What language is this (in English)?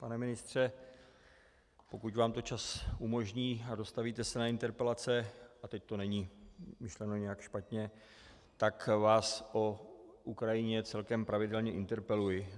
Czech